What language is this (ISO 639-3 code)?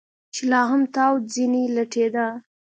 pus